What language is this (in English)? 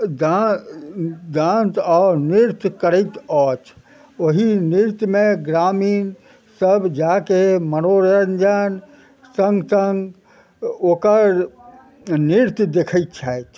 Maithili